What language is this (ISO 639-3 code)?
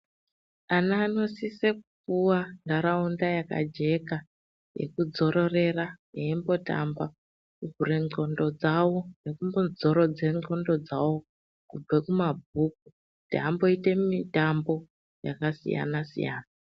ndc